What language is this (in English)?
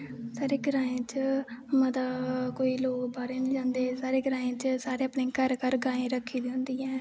Dogri